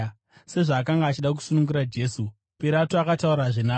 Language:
Shona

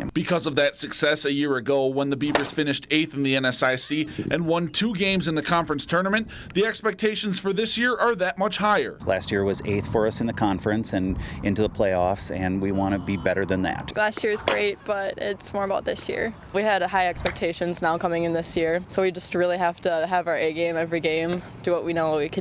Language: English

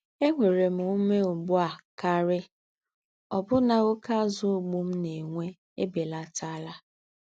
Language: Igbo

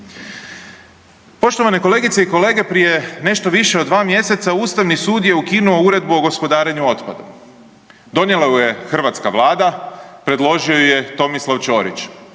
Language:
Croatian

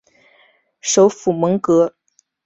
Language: Chinese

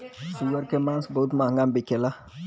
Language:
Bhojpuri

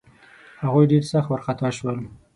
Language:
Pashto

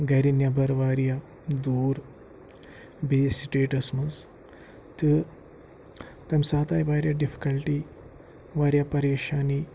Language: Kashmiri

